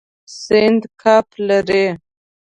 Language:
Pashto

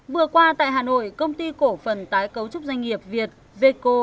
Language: Vietnamese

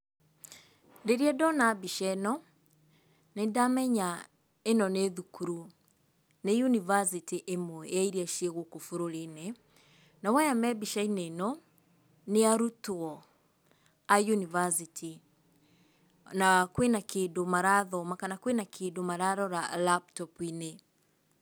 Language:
Kikuyu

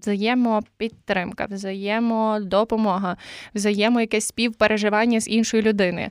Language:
Ukrainian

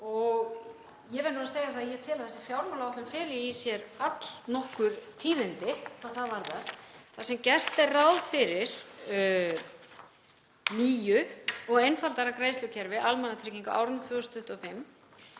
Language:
Icelandic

